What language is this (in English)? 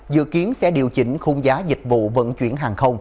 Vietnamese